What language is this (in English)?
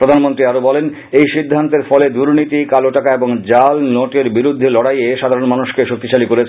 Bangla